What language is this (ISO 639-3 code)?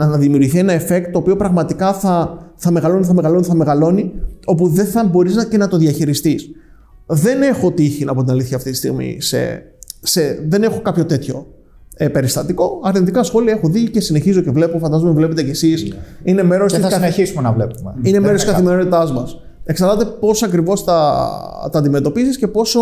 ell